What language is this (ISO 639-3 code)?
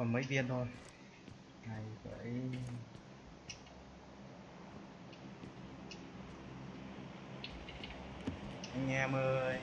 vie